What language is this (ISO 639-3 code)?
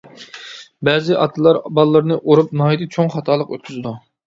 uig